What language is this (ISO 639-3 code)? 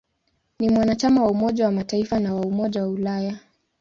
swa